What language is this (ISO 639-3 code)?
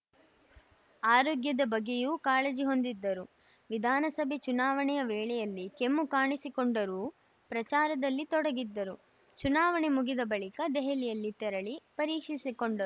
kan